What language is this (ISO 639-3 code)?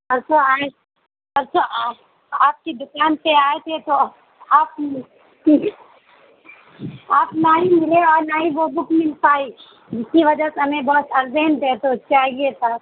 urd